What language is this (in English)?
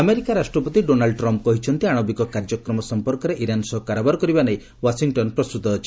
Odia